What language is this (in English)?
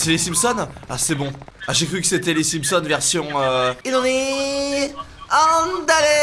French